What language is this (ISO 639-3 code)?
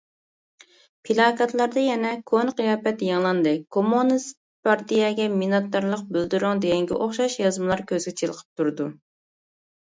uig